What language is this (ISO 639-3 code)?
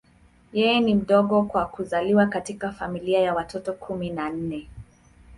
swa